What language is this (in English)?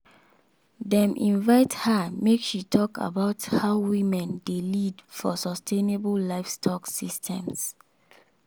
Nigerian Pidgin